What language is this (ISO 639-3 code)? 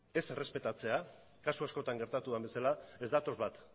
eus